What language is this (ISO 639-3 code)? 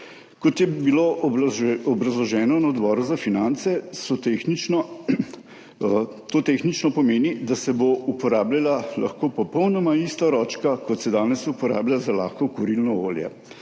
slv